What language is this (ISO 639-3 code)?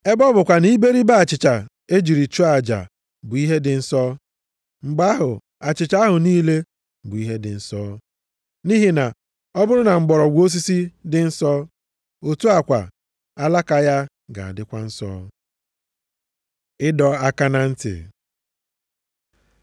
ibo